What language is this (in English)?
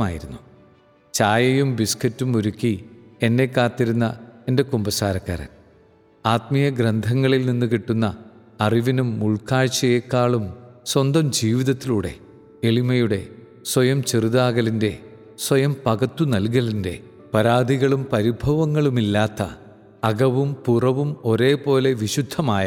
Malayalam